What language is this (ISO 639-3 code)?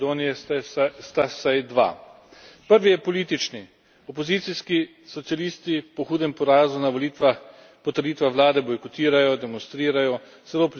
slv